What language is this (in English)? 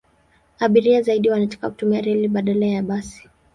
Swahili